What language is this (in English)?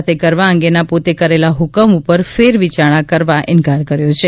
Gujarati